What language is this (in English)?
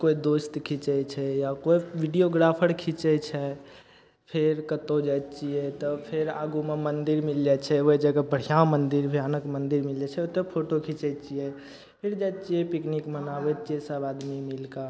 Maithili